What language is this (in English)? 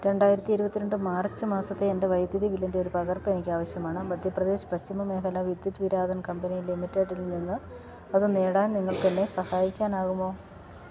Malayalam